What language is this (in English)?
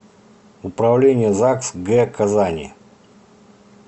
Russian